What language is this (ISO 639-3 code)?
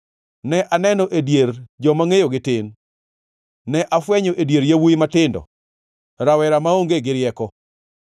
luo